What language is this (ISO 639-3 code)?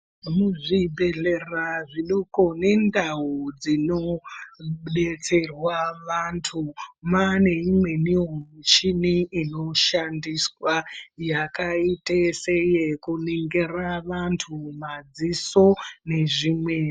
ndc